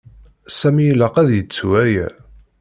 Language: Kabyle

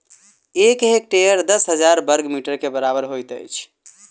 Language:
Maithili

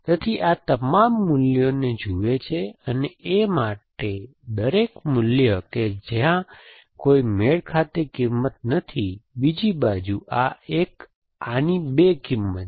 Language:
Gujarati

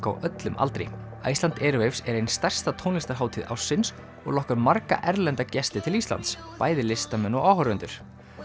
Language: Icelandic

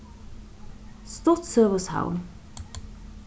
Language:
Faroese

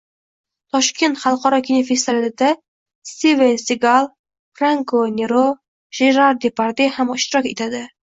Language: Uzbek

